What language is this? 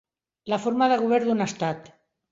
Catalan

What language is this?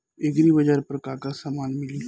Bhojpuri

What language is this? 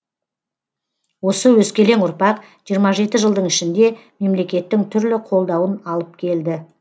Kazakh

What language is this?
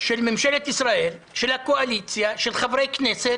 Hebrew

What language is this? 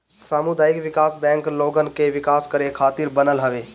Bhojpuri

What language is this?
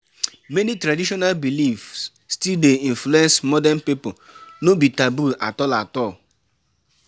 Nigerian Pidgin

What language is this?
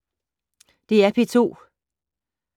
Danish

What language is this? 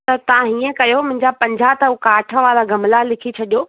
Sindhi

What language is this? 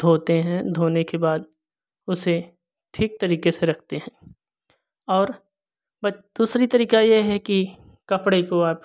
Hindi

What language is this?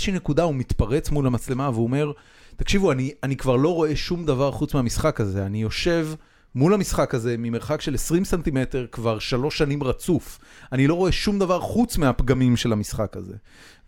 Hebrew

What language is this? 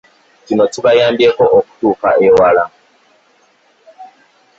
Ganda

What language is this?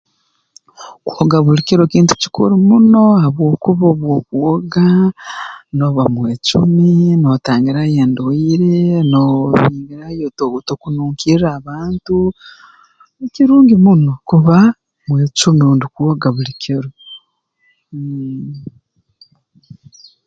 Tooro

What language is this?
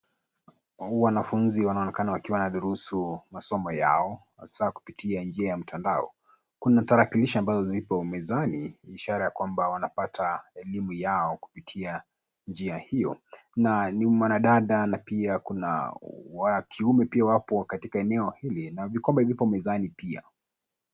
Swahili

